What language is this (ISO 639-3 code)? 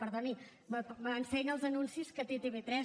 cat